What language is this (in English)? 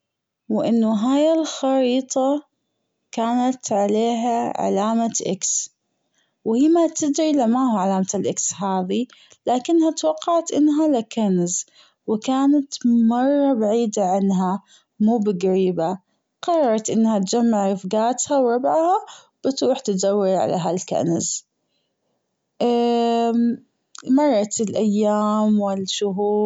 Gulf Arabic